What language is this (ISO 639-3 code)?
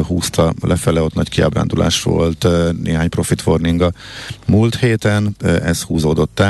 hun